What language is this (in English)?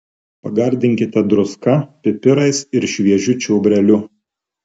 Lithuanian